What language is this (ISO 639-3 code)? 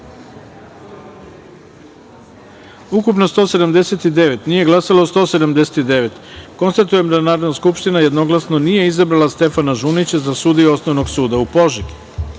srp